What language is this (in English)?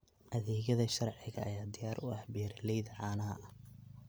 Somali